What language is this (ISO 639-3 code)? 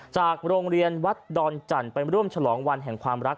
tha